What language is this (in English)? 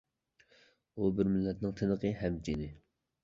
Uyghur